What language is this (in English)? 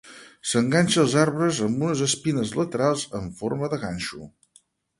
Catalan